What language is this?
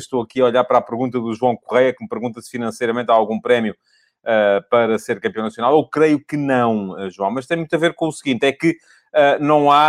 Portuguese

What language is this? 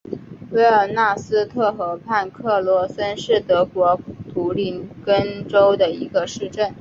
Chinese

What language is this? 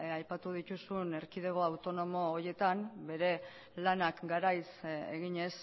Basque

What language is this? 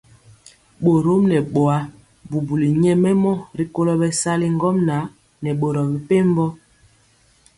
Mpiemo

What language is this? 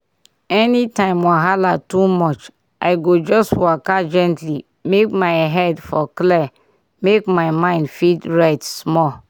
Nigerian Pidgin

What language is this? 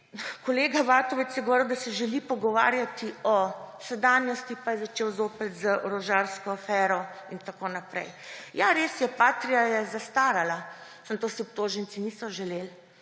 Slovenian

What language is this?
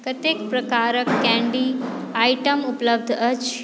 Maithili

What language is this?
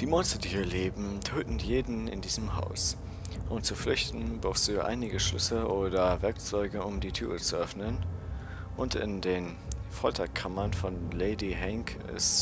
German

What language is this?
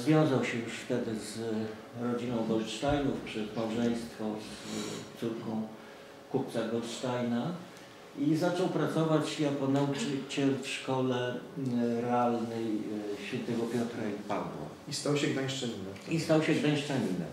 Polish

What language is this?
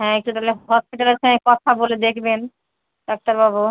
Bangla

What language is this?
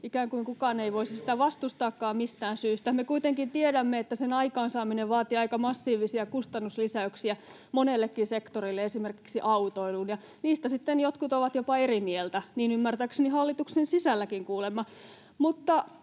Finnish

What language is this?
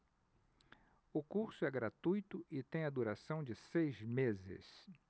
Portuguese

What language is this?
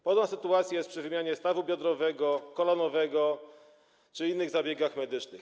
Polish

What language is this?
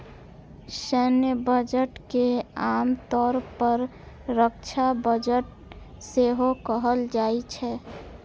Maithili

